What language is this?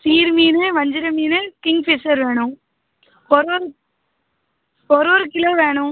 Tamil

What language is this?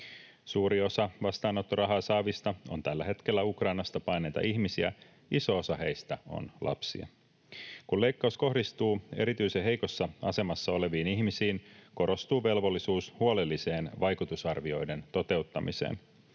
Finnish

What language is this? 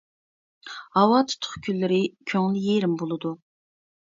Uyghur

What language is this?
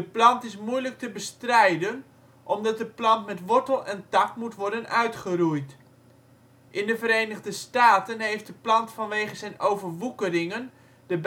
Dutch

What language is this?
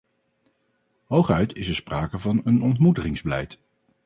Dutch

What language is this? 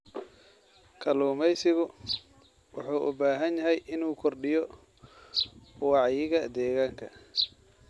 Somali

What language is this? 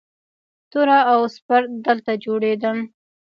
Pashto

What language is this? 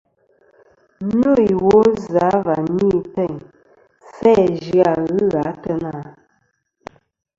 Kom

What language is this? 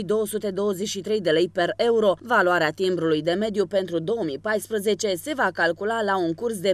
Romanian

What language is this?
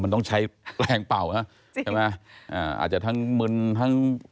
Thai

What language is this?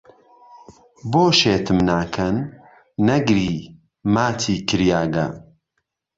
Central Kurdish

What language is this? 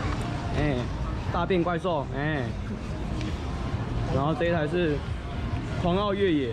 Chinese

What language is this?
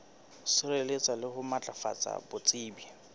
Southern Sotho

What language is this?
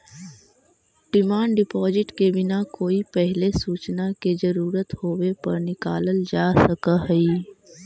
Magahi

